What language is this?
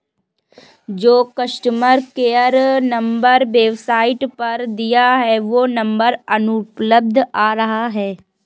Hindi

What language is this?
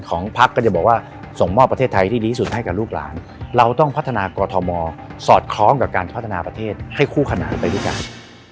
Thai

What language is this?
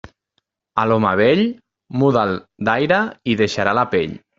Catalan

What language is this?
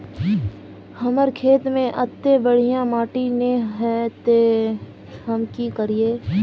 Magahi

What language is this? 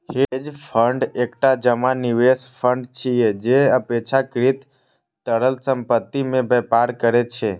Maithili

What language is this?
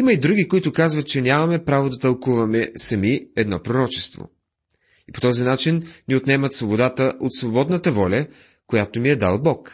Bulgarian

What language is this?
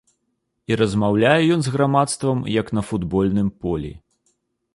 Belarusian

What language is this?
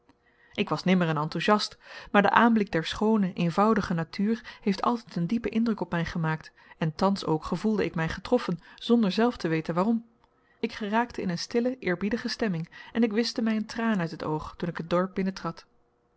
Dutch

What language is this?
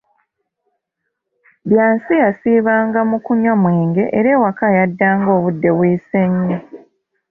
Ganda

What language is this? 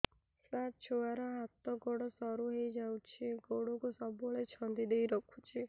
Odia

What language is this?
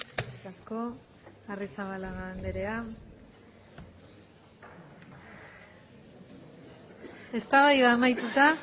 Basque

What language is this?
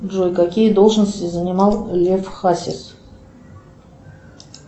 Russian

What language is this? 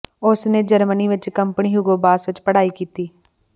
Punjabi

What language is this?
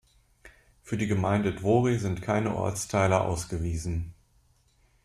German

